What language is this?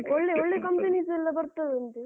Kannada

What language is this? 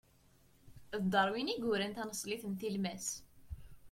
Kabyle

